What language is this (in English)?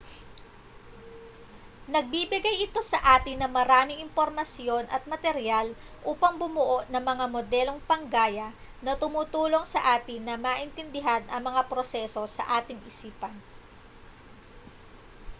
Filipino